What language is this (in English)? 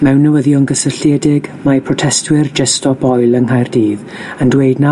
Welsh